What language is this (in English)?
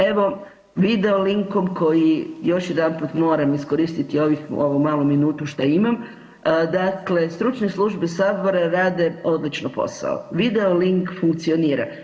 Croatian